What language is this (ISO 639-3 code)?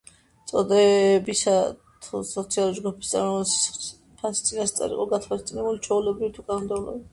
kat